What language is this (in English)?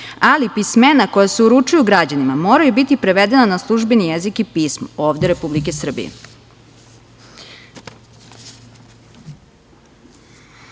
Serbian